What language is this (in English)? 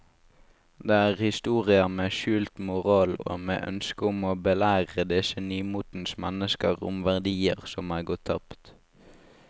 Norwegian